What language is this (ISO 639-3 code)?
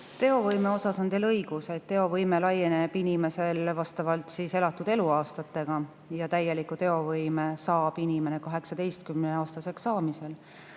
est